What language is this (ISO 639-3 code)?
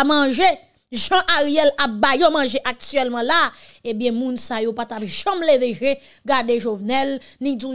fra